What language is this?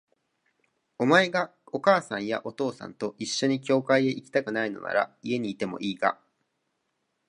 Japanese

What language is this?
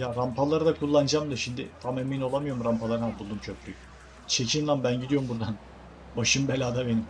Turkish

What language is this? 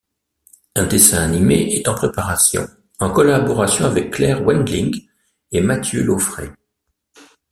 French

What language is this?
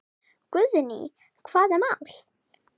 Icelandic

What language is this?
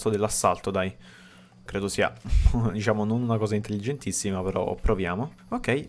Italian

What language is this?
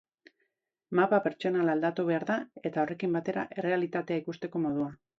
Basque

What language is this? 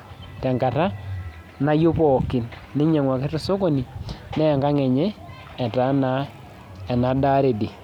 Masai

